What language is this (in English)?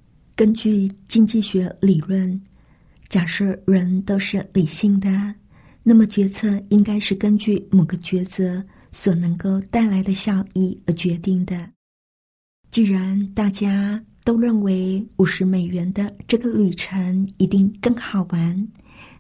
Chinese